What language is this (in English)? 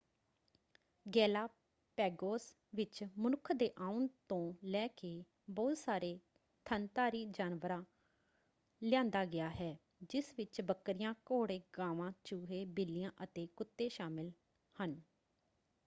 Punjabi